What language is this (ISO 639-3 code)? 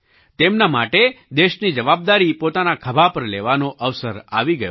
guj